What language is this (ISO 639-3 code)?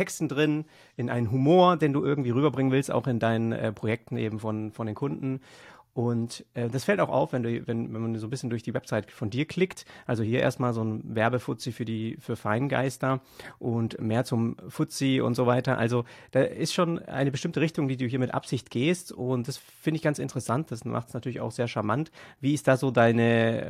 deu